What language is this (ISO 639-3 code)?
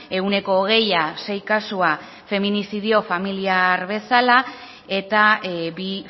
eus